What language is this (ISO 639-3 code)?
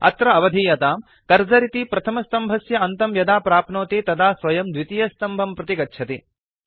san